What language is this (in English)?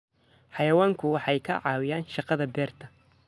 Somali